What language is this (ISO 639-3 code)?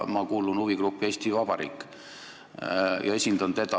est